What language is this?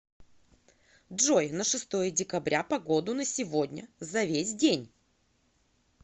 Russian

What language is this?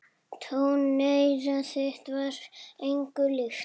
Icelandic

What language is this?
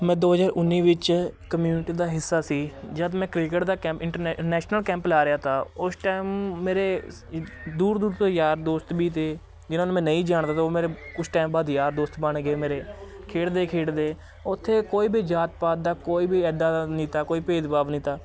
Punjabi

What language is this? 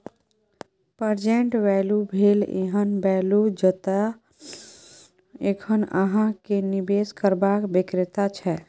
Maithili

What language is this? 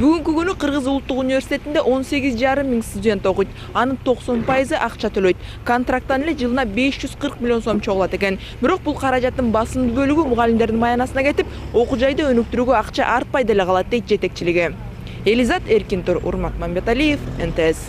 Turkish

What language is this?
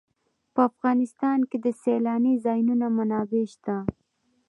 Pashto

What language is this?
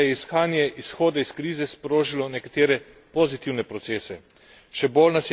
Slovenian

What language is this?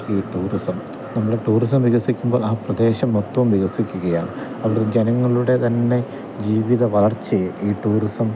Malayalam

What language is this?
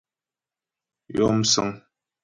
Ghomala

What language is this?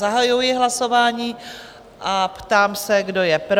Czech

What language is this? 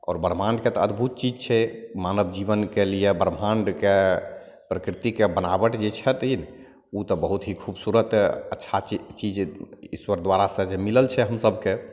Maithili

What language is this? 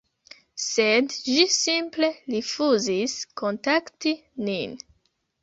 Esperanto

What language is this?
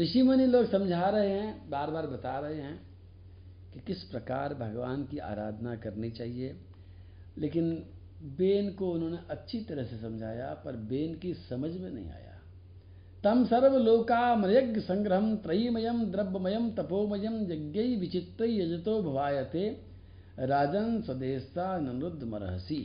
Hindi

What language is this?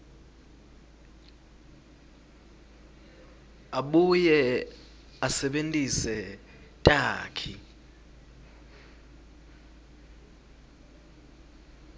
Swati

